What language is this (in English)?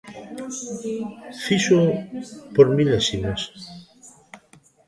Galician